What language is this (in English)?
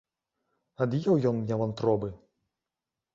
Belarusian